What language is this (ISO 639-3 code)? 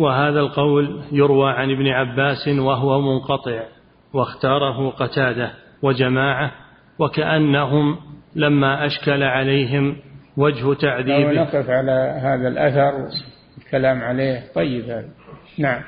ara